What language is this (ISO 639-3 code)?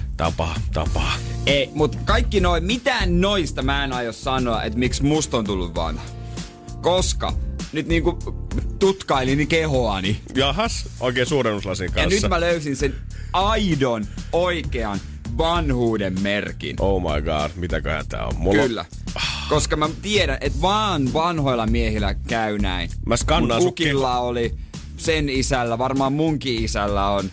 fin